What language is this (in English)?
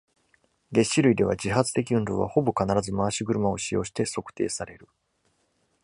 Japanese